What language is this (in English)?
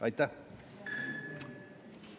Estonian